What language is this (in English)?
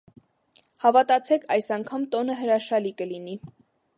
Armenian